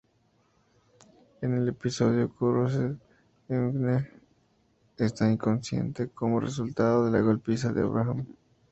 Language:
Spanish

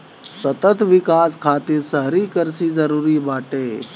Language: Bhojpuri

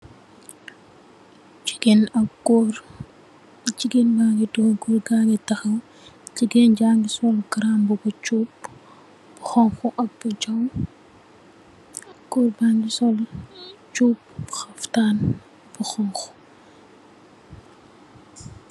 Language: Wolof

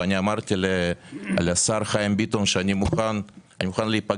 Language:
Hebrew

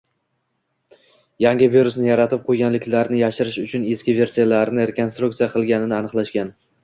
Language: Uzbek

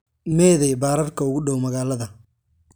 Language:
Somali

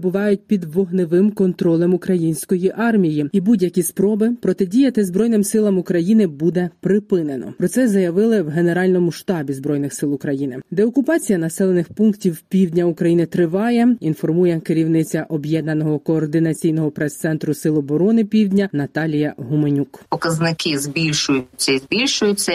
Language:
Ukrainian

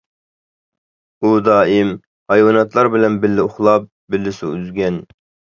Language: Uyghur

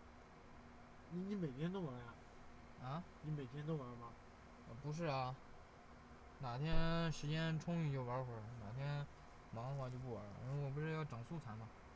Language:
Chinese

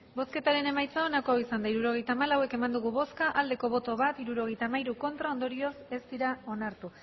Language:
Basque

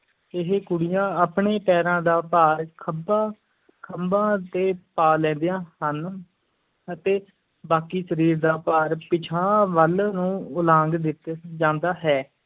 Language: Punjabi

